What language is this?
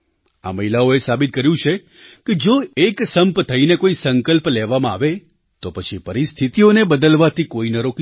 Gujarati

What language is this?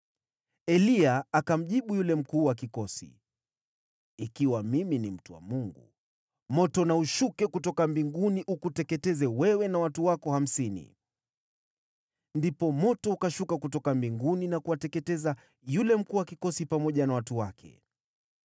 Swahili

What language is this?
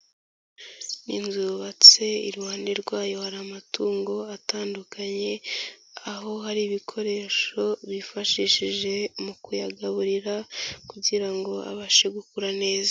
Kinyarwanda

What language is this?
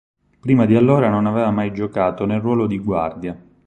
Italian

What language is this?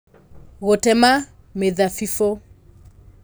Kikuyu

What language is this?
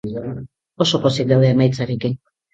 Basque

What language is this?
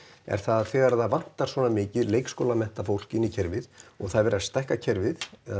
Icelandic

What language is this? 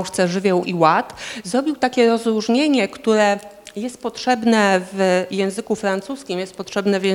Polish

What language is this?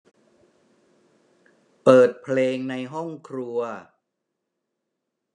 Thai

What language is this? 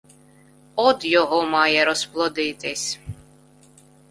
Ukrainian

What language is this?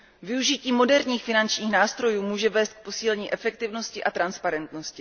Czech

